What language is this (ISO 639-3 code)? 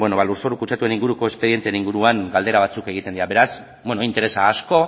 eus